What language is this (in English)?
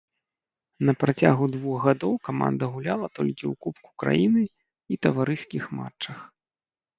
Belarusian